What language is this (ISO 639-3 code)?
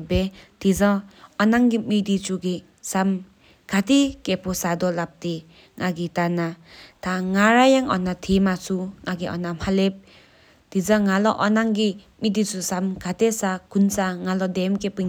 sip